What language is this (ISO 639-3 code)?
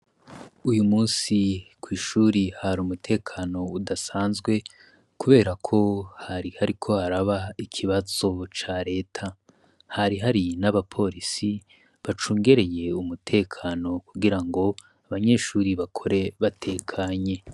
run